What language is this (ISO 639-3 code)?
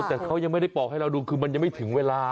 tha